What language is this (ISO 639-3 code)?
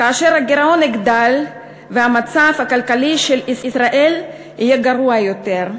heb